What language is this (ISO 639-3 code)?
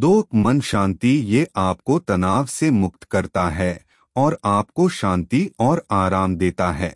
hin